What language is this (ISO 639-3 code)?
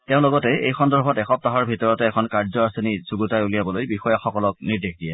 asm